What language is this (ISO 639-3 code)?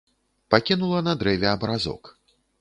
bel